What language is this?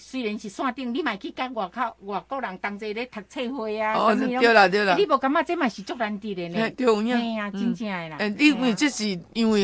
Chinese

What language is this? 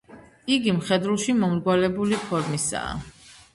Georgian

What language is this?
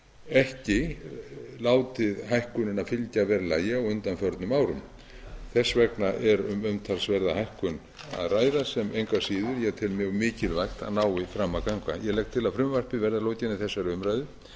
Icelandic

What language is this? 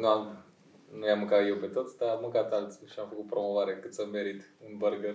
Romanian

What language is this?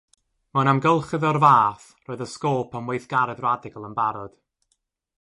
Welsh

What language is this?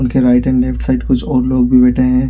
Hindi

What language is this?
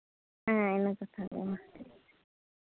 Santali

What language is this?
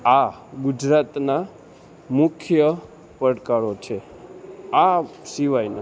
Gujarati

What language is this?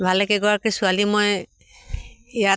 Assamese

